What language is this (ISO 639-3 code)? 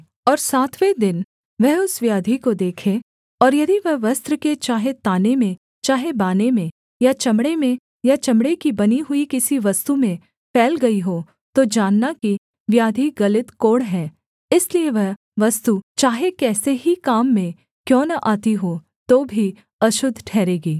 hin